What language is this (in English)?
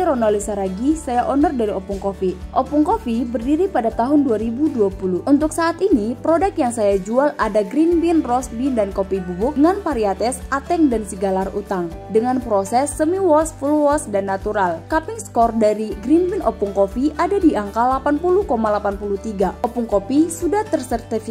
Indonesian